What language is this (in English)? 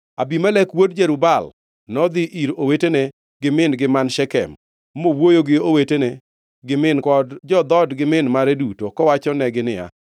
Luo (Kenya and Tanzania)